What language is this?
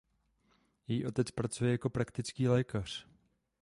Czech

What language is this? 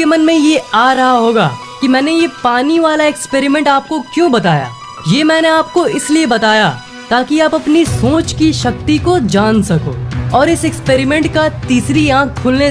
Hindi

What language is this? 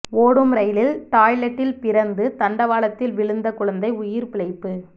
Tamil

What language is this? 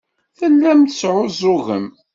Kabyle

